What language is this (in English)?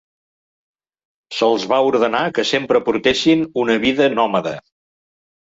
Catalan